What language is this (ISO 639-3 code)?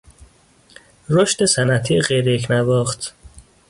fas